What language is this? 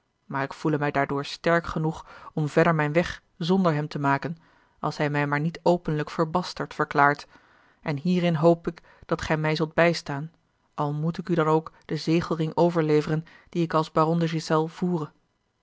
Dutch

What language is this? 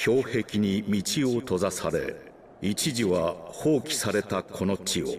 Japanese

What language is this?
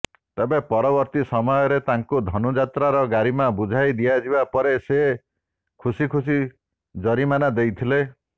Odia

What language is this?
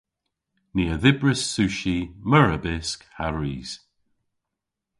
Cornish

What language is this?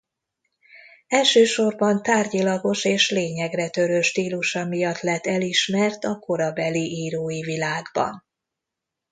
Hungarian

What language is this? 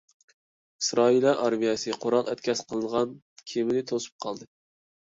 Uyghur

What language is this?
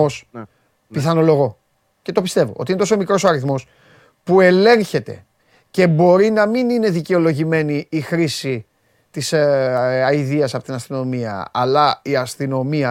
Greek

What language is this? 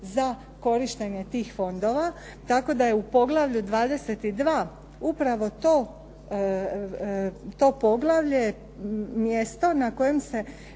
Croatian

